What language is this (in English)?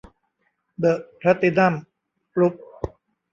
Thai